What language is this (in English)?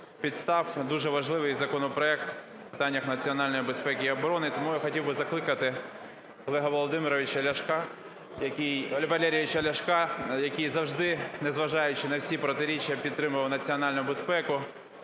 Ukrainian